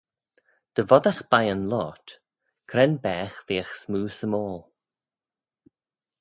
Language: Manx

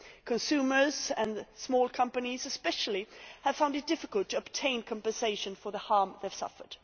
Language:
English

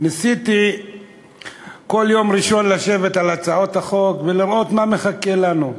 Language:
Hebrew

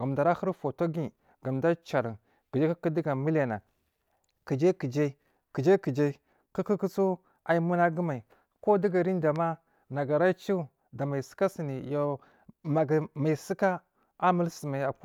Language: Marghi South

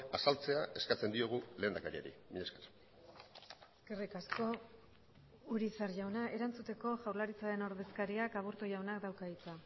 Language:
Basque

